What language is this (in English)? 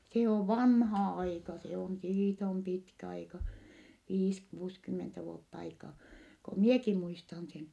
Finnish